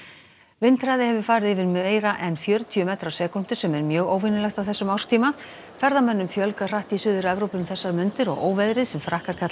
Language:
Icelandic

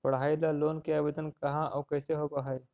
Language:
Magahi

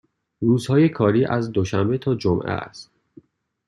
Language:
Persian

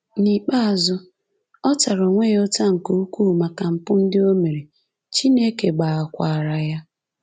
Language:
Igbo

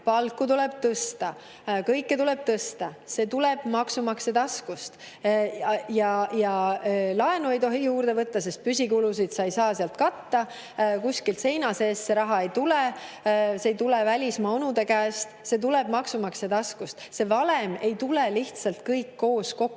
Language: Estonian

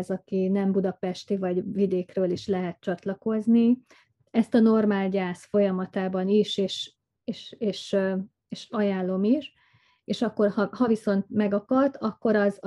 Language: Hungarian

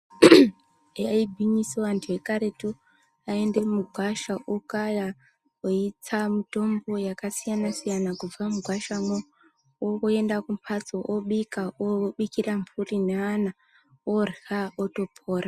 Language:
Ndau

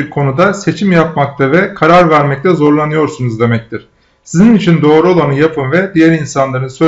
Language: Turkish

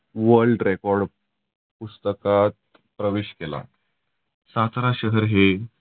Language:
Marathi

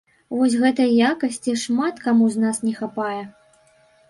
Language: Belarusian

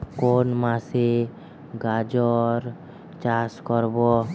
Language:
Bangla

